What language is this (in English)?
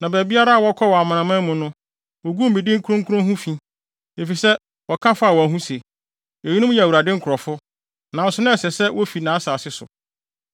Akan